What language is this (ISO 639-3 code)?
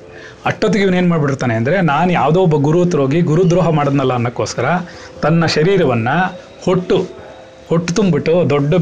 kan